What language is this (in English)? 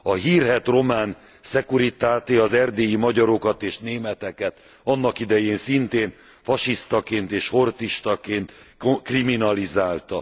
Hungarian